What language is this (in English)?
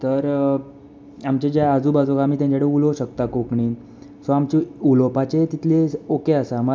Konkani